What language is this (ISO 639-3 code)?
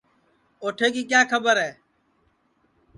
ssi